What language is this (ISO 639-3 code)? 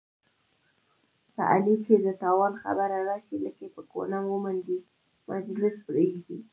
pus